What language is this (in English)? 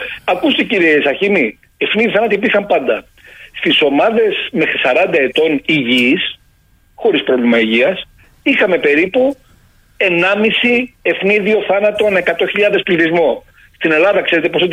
Greek